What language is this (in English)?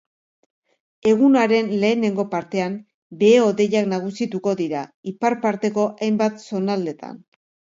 Basque